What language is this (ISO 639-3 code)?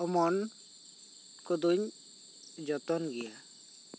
sat